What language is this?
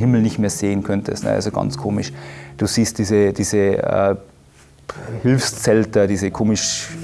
German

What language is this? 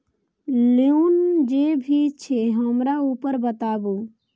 Maithili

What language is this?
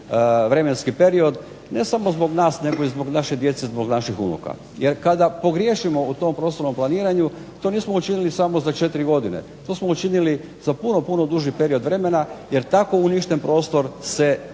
Croatian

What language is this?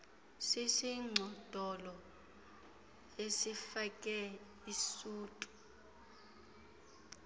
Xhosa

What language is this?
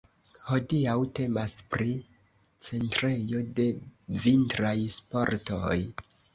Esperanto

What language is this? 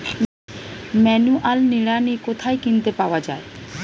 Bangla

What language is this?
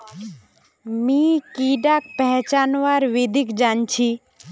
Magahi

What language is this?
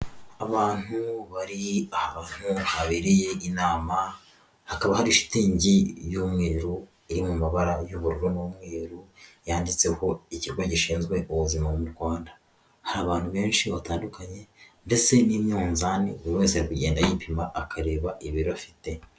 Kinyarwanda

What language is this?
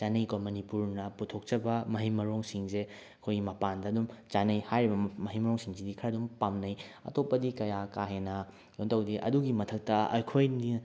Manipuri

